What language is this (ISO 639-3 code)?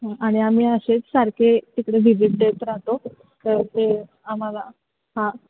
mar